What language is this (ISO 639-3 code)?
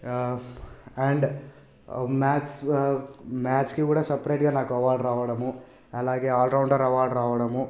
tel